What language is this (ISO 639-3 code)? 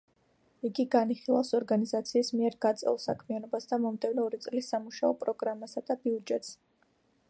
kat